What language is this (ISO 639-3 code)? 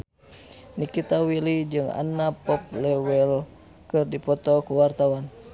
sun